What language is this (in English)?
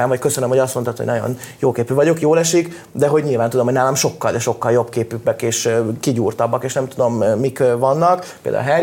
Hungarian